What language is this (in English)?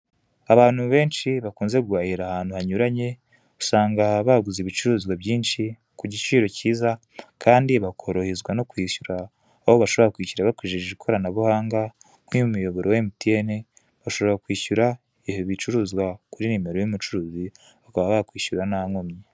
Kinyarwanda